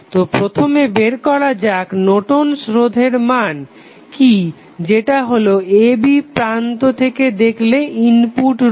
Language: Bangla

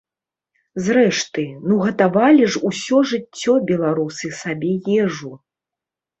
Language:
Belarusian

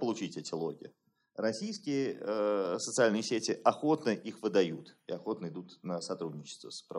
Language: Russian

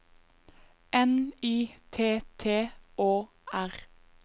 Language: Norwegian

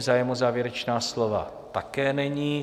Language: Czech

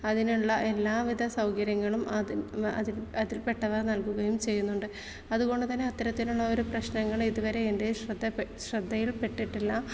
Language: Malayalam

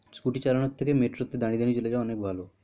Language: Bangla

